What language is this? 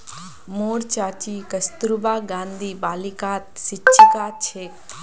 Magahi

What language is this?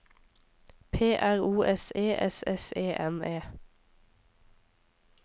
Norwegian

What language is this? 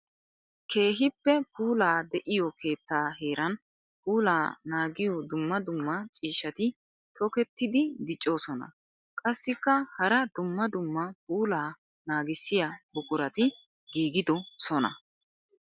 Wolaytta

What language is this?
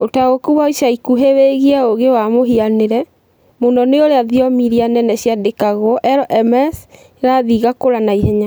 Kikuyu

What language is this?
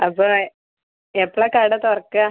Malayalam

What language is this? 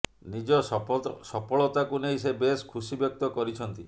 Odia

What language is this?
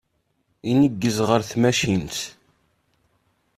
Kabyle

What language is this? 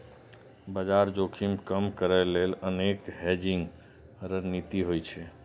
Maithili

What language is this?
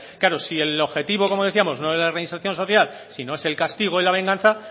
Spanish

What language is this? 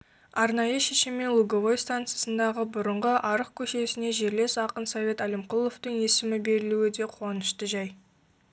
Kazakh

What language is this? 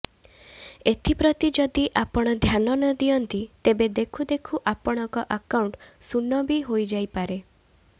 Odia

